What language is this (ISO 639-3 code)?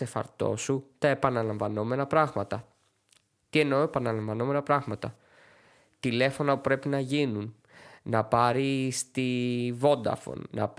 ell